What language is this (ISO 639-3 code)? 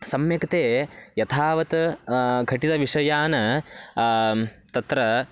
san